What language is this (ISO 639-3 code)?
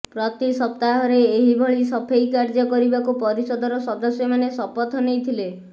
ori